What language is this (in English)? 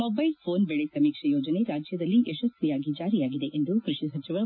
Kannada